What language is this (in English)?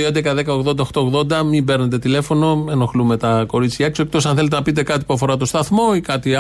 Greek